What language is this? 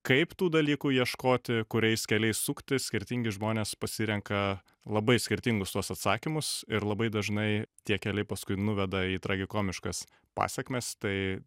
Lithuanian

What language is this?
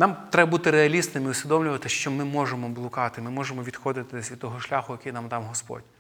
Ukrainian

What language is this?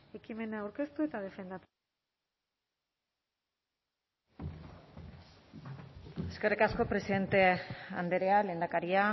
Basque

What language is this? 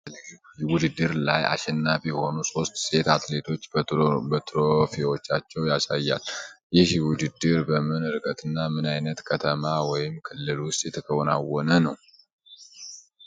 Amharic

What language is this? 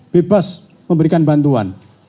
Indonesian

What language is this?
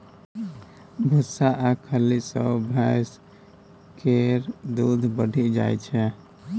Maithili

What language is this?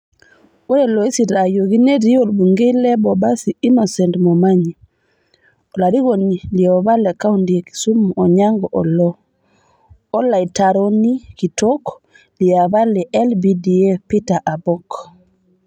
Masai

